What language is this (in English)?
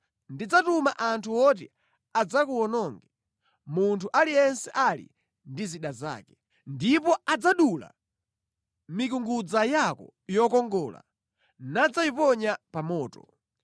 Nyanja